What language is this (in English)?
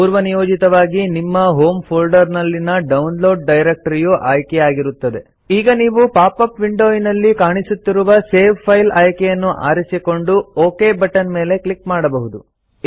Kannada